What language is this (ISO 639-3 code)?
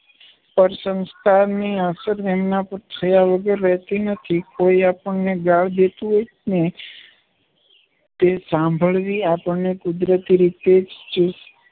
guj